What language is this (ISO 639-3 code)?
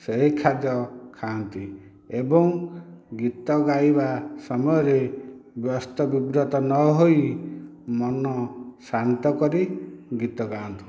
ori